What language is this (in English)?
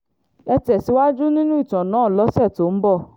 Yoruba